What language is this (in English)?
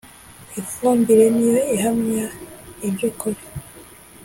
Kinyarwanda